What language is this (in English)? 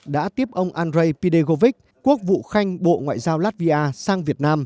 Vietnamese